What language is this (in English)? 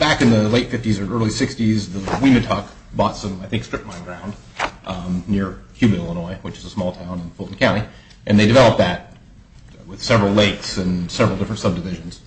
English